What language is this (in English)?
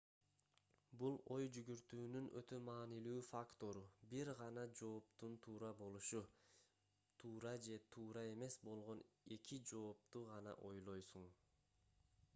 Kyrgyz